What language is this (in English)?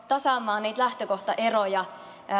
Finnish